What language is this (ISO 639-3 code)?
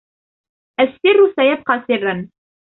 ara